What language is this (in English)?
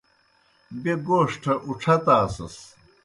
Kohistani Shina